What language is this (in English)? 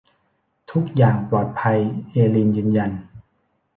Thai